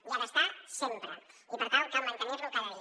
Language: Catalan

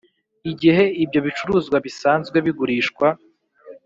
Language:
Kinyarwanda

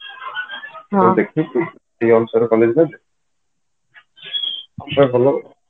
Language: Odia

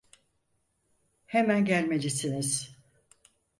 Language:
Turkish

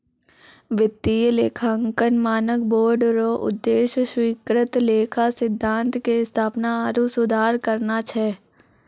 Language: Maithili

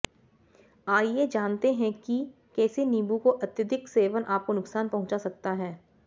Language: Hindi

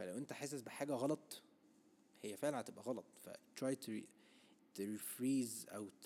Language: Arabic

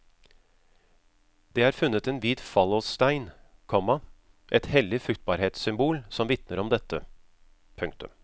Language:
Norwegian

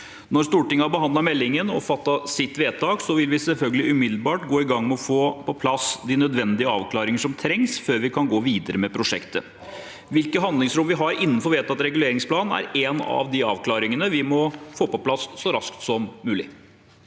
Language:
Norwegian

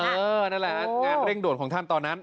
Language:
Thai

